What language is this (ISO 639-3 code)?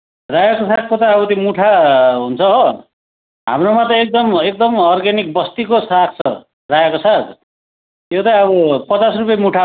nep